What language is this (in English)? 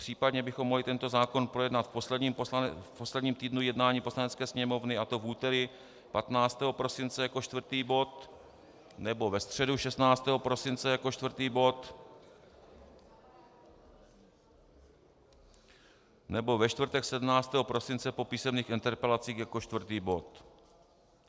Czech